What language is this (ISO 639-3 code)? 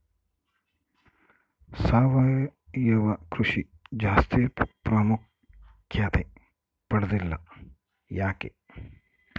kan